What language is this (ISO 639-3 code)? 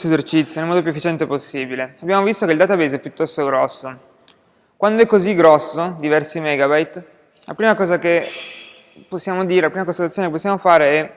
ita